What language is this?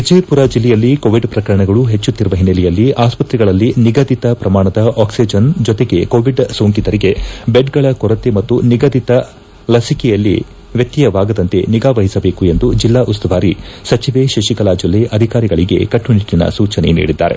Kannada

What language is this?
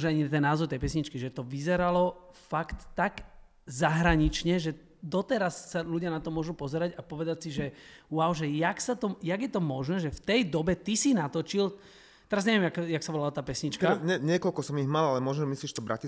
Slovak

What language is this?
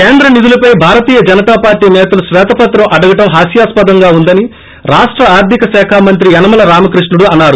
Telugu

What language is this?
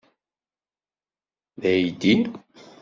Kabyle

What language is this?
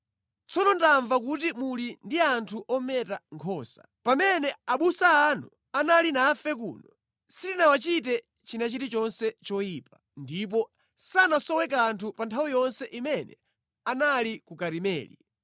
Nyanja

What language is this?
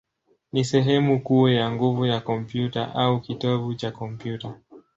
Swahili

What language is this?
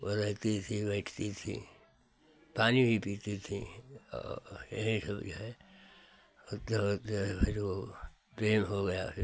Hindi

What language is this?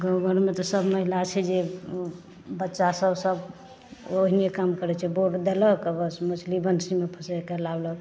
Maithili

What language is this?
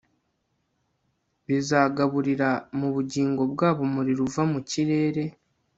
Kinyarwanda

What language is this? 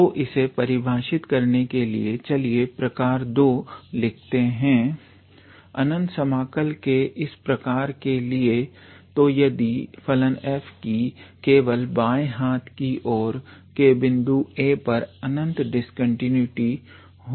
Hindi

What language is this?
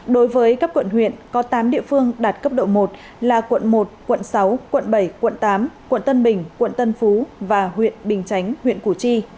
Vietnamese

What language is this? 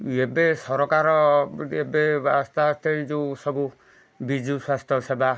Odia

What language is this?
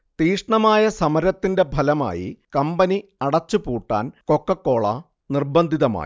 Malayalam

